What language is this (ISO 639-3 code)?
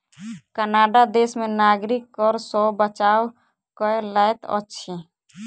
mai